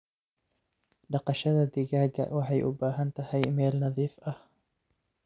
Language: Somali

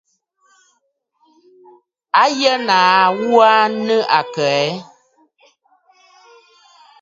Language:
Bafut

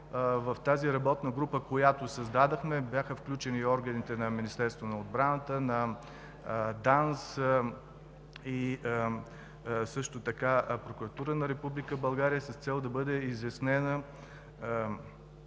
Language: Bulgarian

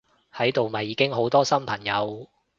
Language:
Cantonese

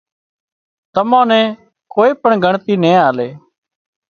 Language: Wadiyara Koli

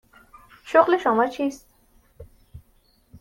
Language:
Persian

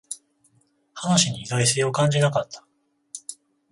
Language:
Japanese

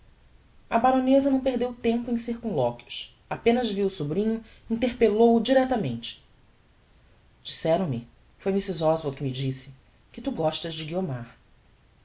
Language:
Portuguese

